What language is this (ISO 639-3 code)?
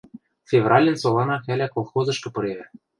mrj